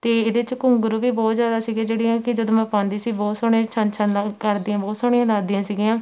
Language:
Punjabi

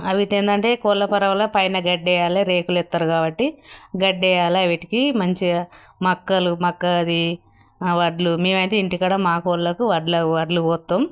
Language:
Telugu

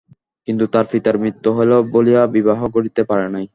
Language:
Bangla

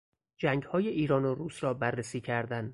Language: Persian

